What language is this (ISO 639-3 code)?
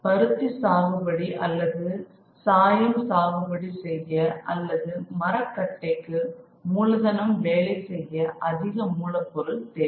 tam